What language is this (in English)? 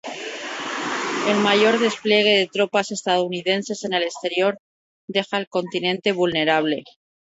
Spanish